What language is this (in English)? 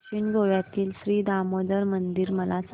Marathi